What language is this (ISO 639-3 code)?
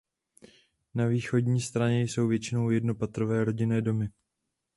ces